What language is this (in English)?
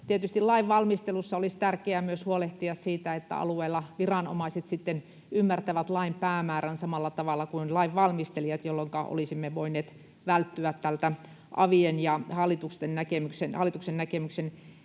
Finnish